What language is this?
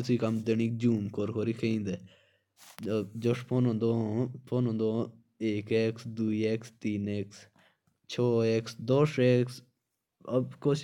Jaunsari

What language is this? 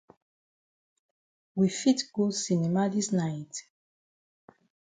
Cameroon Pidgin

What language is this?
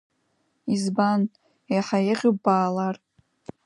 Abkhazian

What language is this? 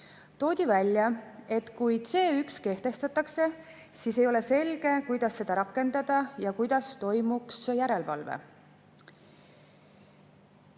Estonian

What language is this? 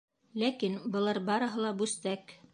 Bashkir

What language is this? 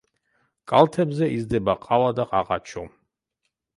Georgian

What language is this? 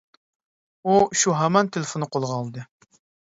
Uyghur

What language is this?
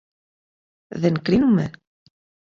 Greek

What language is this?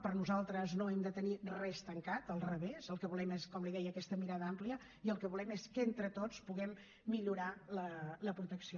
Catalan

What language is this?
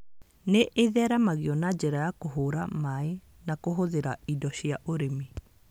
Kikuyu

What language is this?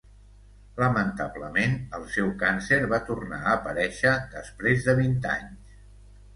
Catalan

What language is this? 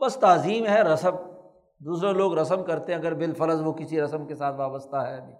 Urdu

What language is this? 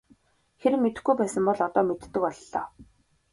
Mongolian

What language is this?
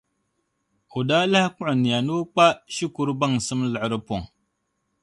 Dagbani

